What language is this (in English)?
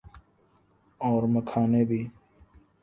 Urdu